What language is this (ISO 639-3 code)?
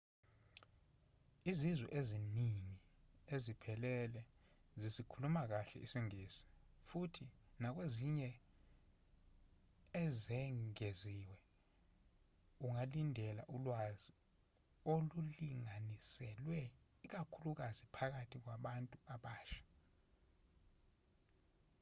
zul